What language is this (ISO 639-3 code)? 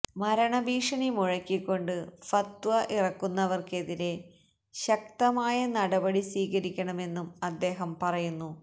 mal